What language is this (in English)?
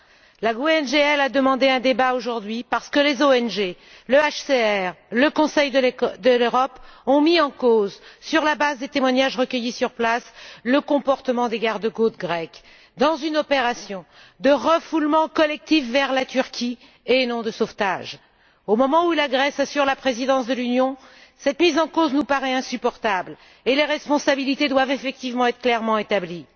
French